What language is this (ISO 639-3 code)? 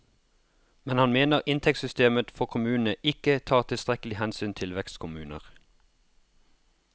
nor